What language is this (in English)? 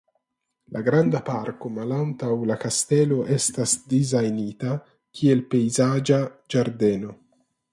Esperanto